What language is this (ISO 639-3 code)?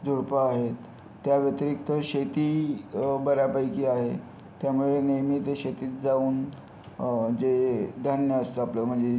mar